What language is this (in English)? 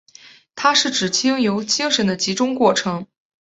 Chinese